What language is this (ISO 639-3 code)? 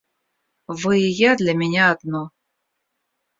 rus